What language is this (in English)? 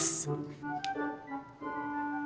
Indonesian